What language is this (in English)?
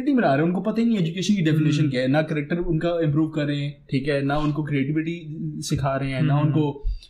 Hindi